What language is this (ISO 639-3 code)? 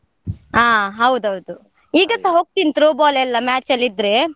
kan